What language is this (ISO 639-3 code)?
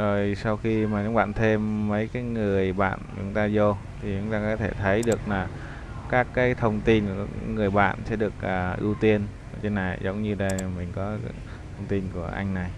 vie